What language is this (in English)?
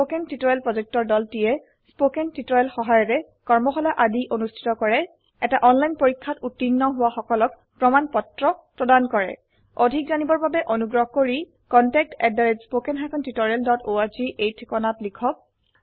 Assamese